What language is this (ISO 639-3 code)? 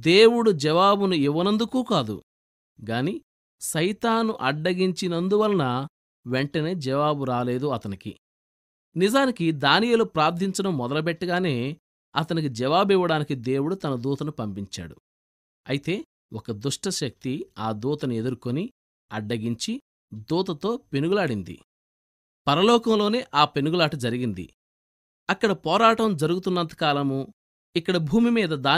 tel